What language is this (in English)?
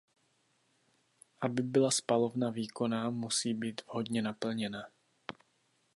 Czech